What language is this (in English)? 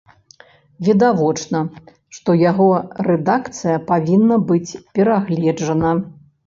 Belarusian